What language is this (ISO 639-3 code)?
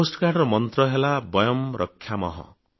ori